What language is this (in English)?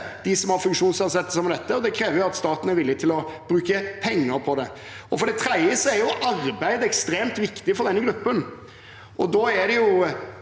Norwegian